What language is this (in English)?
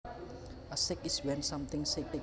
Javanese